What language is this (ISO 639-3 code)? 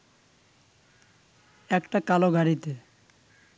ben